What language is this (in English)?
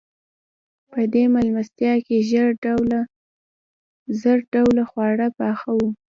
Pashto